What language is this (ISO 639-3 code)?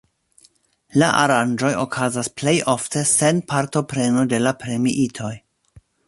epo